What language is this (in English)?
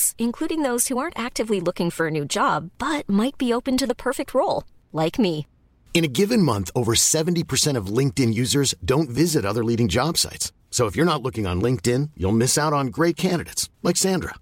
Filipino